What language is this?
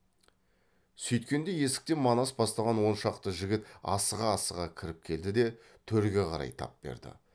Kazakh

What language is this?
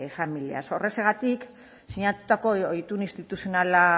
Basque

